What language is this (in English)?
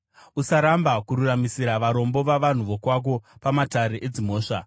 Shona